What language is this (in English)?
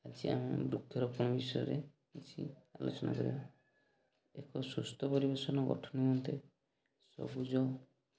Odia